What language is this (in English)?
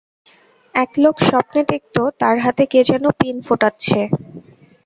Bangla